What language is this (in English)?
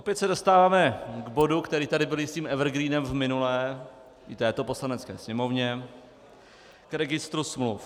Czech